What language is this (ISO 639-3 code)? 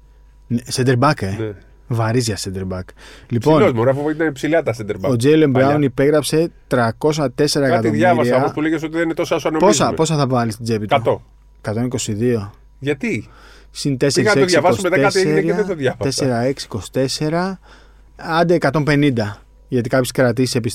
ell